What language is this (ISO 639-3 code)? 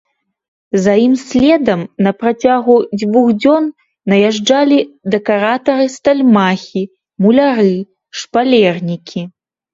bel